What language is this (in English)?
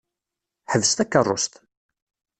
Kabyle